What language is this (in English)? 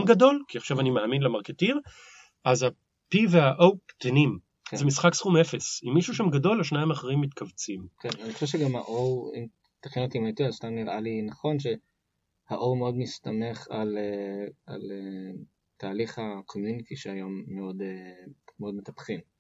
Hebrew